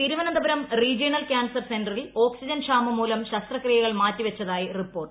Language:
Malayalam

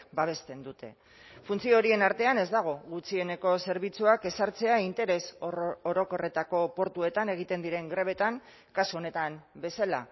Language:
Basque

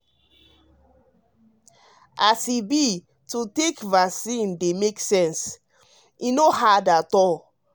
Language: Nigerian Pidgin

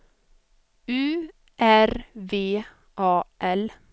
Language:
Swedish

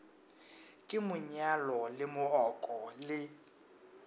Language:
Northern Sotho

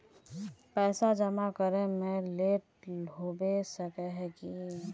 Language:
Magahi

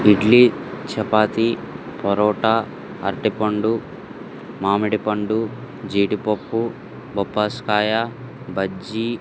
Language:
Telugu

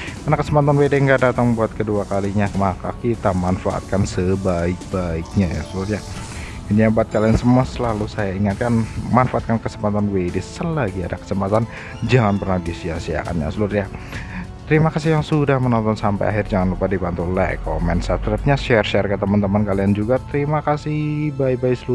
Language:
Indonesian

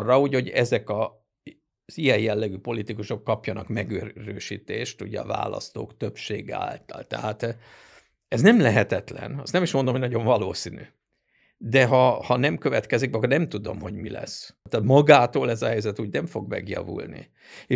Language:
Hungarian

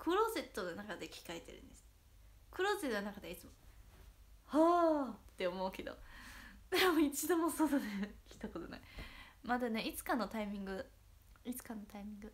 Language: Japanese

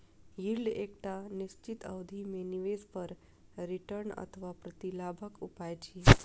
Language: Maithili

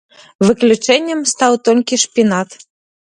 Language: Belarusian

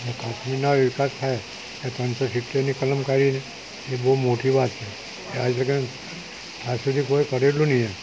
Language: Gujarati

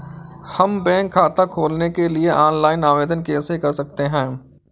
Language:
Hindi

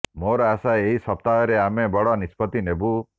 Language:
Odia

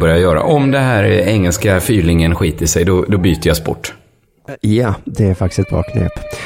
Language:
Swedish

